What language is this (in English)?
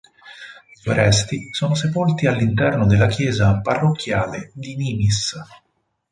Italian